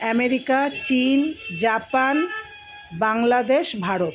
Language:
Bangla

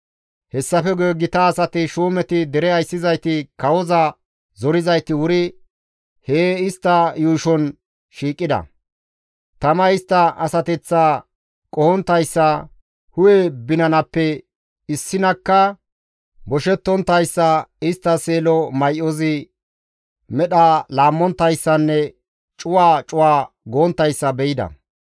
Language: Gamo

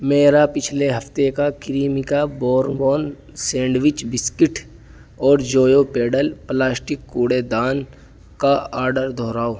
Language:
Urdu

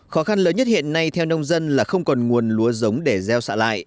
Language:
Vietnamese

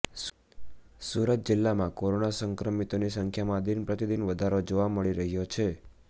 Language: Gujarati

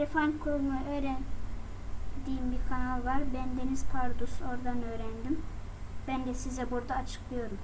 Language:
Turkish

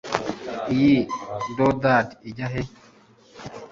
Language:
Kinyarwanda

